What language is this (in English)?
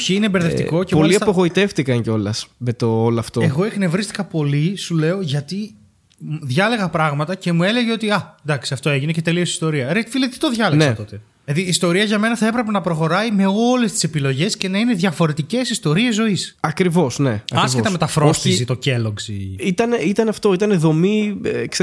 Greek